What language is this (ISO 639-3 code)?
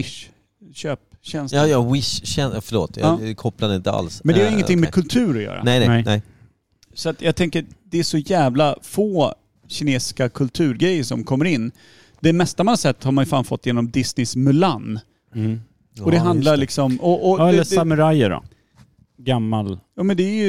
swe